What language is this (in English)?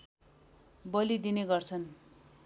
Nepali